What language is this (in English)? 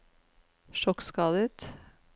Norwegian